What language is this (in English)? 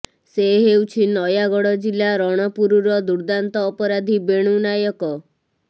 Odia